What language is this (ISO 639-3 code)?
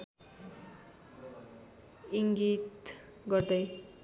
nep